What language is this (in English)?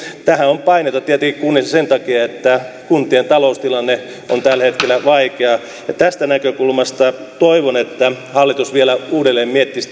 Finnish